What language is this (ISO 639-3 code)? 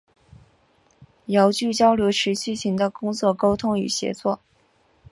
zho